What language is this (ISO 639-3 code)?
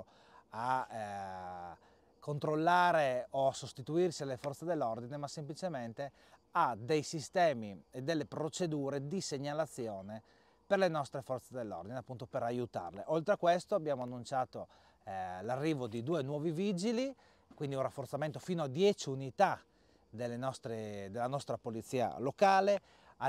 ita